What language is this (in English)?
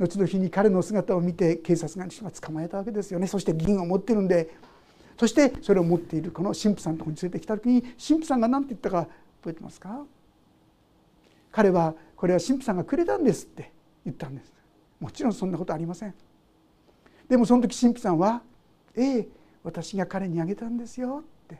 Japanese